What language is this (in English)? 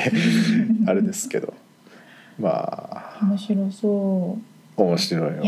Japanese